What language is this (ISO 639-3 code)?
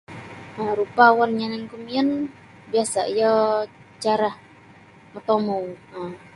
bsy